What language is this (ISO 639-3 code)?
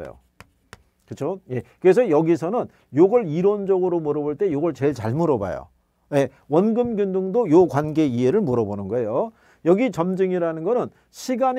kor